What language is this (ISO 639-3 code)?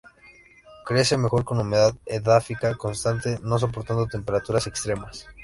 spa